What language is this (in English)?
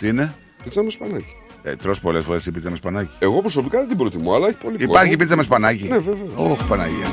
Greek